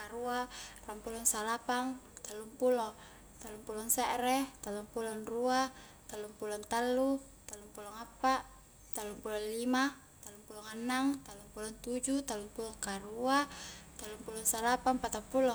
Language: Highland Konjo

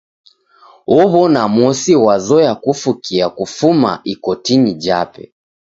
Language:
Taita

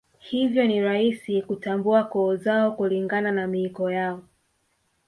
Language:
Swahili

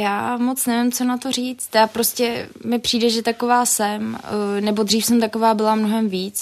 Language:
Czech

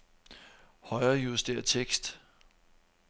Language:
Danish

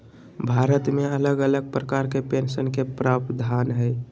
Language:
Magahi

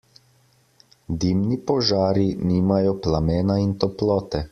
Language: Slovenian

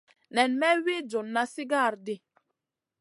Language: Masana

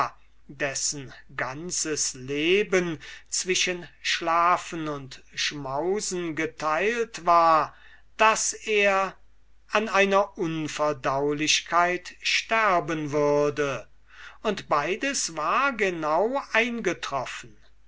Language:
German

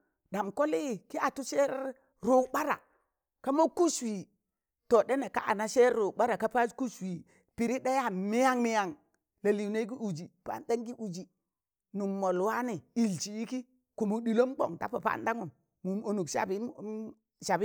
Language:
Tangale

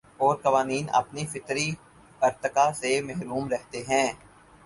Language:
Urdu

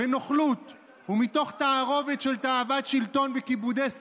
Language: Hebrew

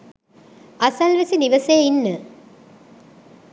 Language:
Sinhala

